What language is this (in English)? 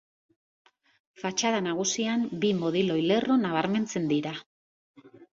Basque